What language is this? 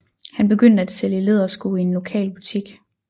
Danish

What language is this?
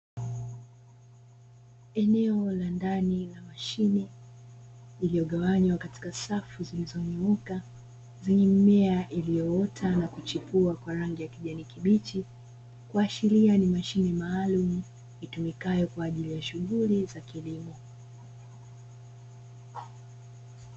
Swahili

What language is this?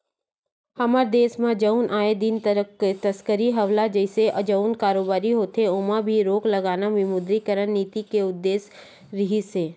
Chhattisgarhi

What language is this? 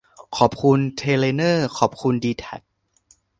Thai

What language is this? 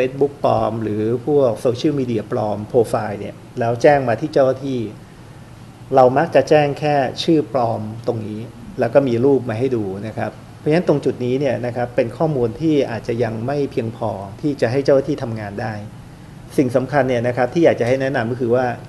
Thai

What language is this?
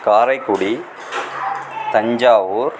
Tamil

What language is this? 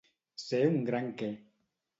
Catalan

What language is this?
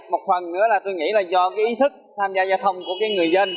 Vietnamese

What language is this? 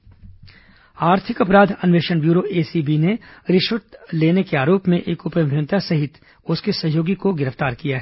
Hindi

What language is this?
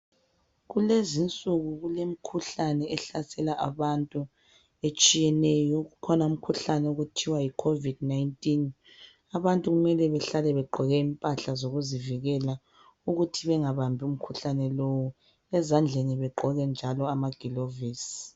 North Ndebele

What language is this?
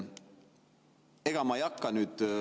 Estonian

